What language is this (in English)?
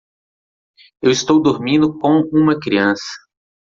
Portuguese